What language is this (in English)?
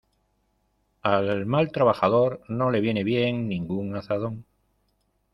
Spanish